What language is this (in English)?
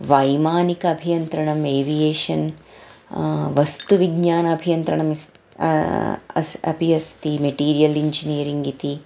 Sanskrit